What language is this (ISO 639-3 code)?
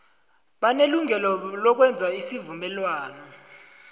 nbl